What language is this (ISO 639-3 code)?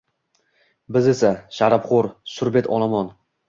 uzb